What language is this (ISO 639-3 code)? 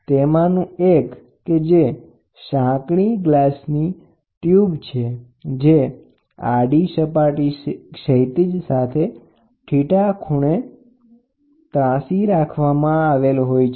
guj